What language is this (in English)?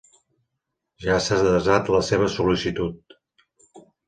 Catalan